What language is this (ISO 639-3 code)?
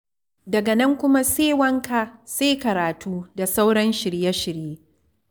hau